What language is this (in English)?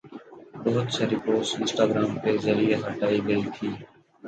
Urdu